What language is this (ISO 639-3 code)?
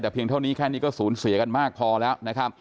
tha